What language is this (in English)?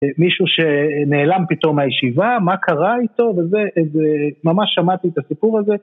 Hebrew